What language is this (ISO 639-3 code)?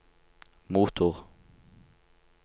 nor